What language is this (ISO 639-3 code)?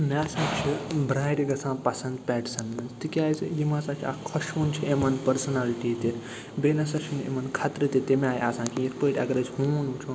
kas